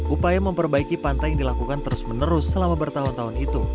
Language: Indonesian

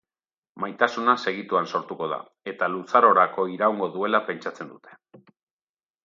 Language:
Basque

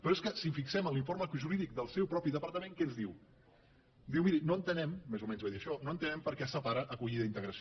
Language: Catalan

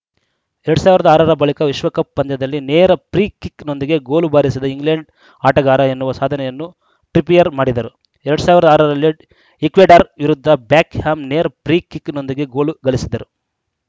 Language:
Kannada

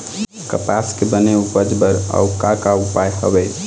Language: Chhattisgarhi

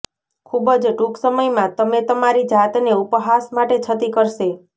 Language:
Gujarati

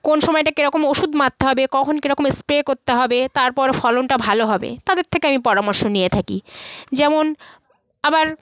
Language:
Bangla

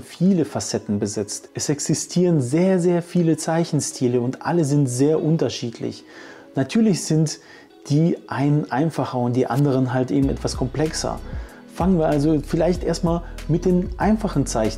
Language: German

